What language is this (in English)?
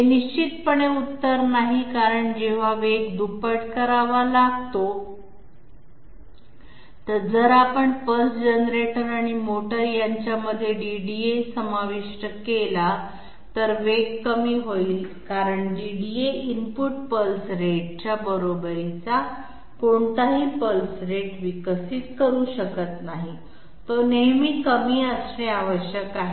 Marathi